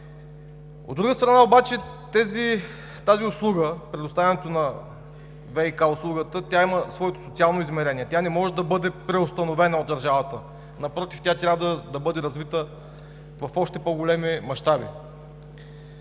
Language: Bulgarian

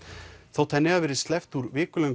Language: Icelandic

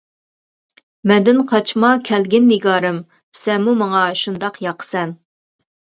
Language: Uyghur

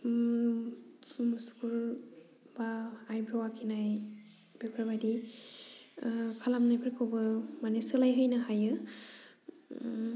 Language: Bodo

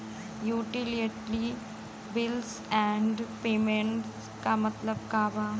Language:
Bhojpuri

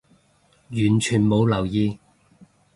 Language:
Cantonese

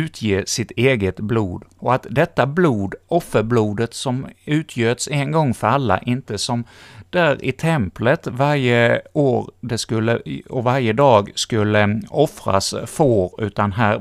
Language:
Swedish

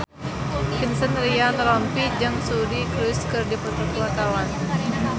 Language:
Sundanese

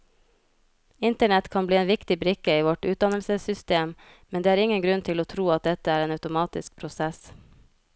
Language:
Norwegian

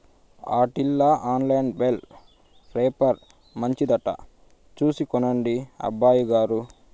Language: Telugu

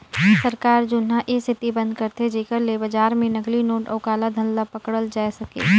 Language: Chhattisgarhi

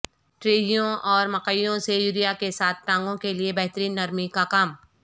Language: Urdu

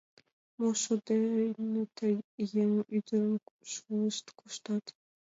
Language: Mari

